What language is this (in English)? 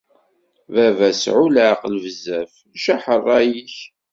Kabyle